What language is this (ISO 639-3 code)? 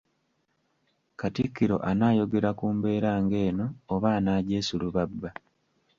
lug